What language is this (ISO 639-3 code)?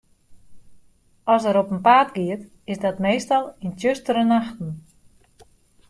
fry